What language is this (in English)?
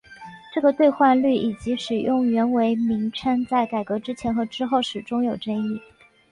Chinese